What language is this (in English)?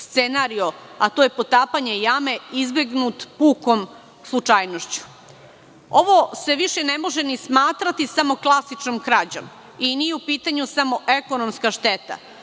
Serbian